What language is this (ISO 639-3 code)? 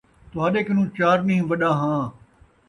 skr